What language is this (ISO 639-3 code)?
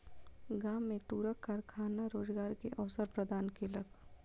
mai